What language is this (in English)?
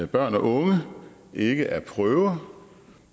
Danish